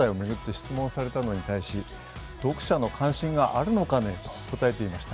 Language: Japanese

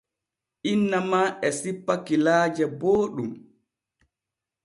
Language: Borgu Fulfulde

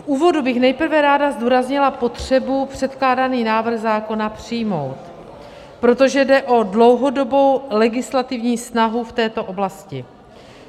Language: Czech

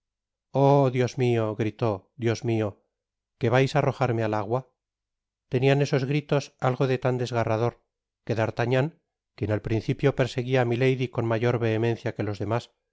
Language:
Spanish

